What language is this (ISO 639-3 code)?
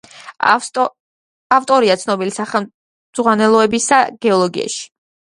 kat